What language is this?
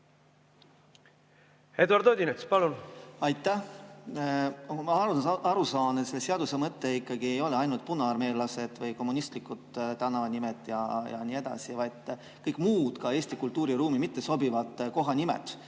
Estonian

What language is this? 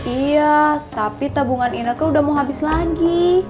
Indonesian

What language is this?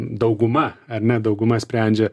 Lithuanian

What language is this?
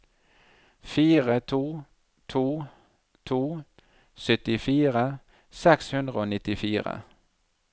Norwegian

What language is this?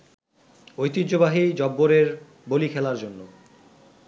Bangla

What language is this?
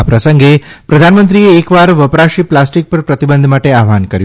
Gujarati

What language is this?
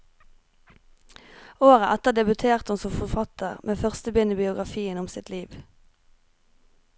Norwegian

